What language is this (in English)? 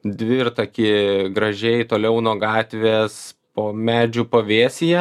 Lithuanian